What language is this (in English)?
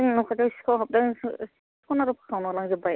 Bodo